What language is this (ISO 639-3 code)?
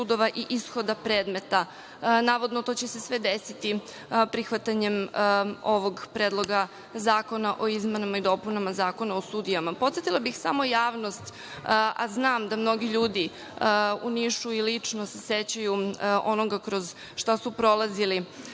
srp